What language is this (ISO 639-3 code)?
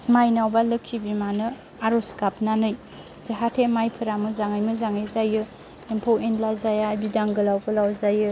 brx